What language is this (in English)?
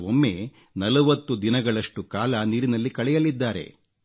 Kannada